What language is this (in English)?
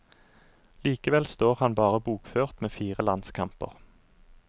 Norwegian